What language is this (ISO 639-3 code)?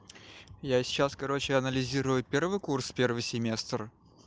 rus